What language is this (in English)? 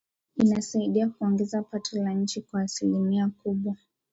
Swahili